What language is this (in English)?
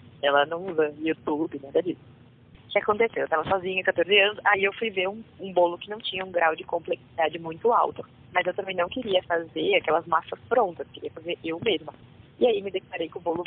Portuguese